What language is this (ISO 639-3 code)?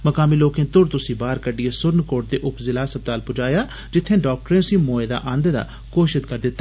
doi